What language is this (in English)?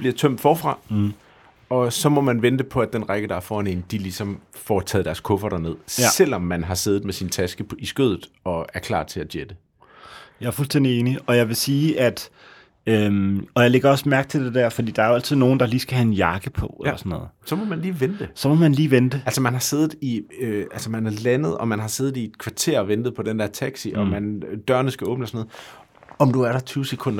Danish